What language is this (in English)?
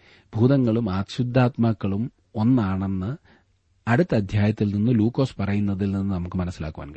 Malayalam